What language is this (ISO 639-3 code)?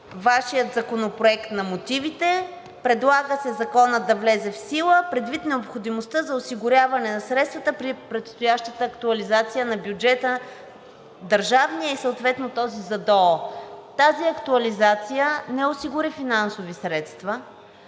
bul